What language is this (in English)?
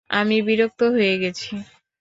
Bangla